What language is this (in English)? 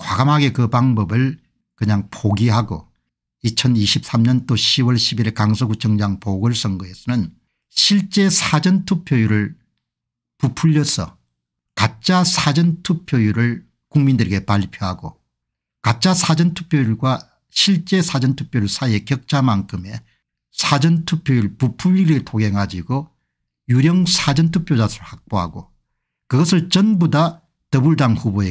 Korean